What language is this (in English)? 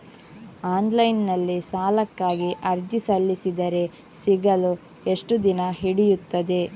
Kannada